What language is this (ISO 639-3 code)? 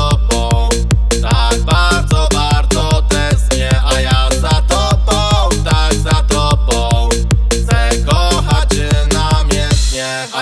pol